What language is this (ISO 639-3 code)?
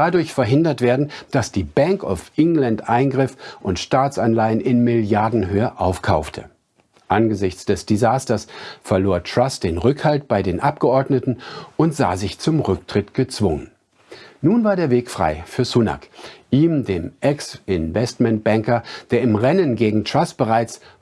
deu